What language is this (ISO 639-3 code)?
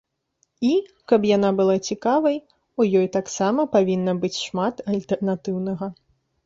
bel